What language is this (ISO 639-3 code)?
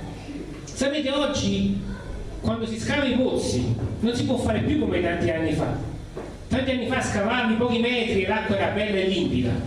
ita